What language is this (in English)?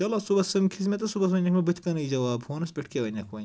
Kashmiri